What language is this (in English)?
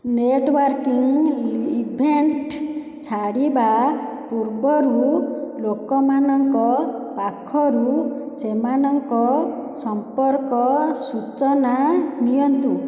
Odia